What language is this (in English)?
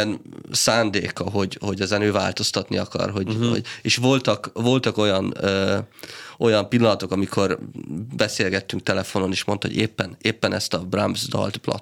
Hungarian